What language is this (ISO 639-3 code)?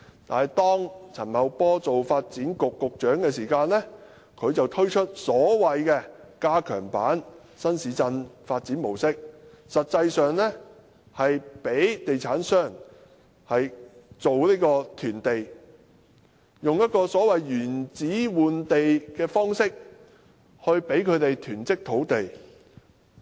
yue